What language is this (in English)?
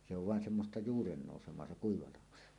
Finnish